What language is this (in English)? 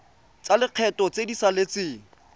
Tswana